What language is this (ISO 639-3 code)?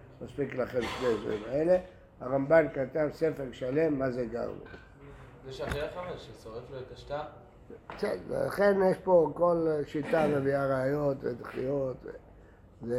heb